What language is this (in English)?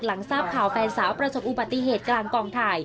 Thai